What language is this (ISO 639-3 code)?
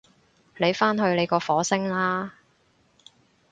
yue